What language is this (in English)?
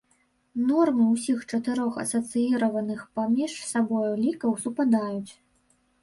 Belarusian